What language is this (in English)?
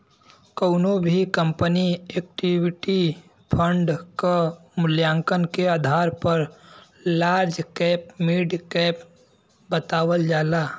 Bhojpuri